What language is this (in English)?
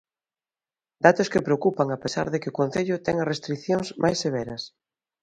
Galician